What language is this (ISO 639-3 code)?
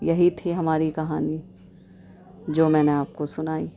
urd